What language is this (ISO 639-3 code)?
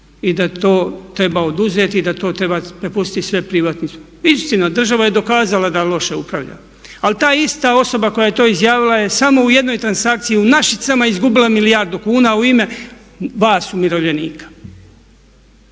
hrv